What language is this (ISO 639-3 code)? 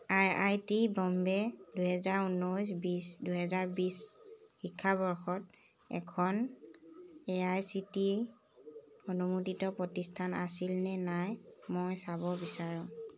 asm